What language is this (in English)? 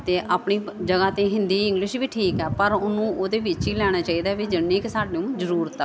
Punjabi